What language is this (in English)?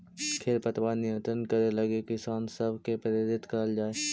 Magahi